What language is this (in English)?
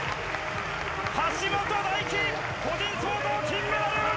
Japanese